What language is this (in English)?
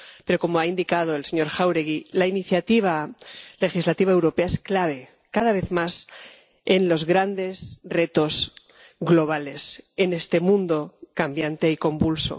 Spanish